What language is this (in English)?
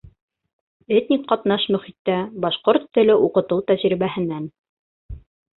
Bashkir